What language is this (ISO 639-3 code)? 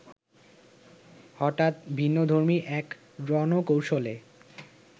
ben